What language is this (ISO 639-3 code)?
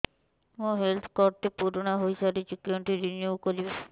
ori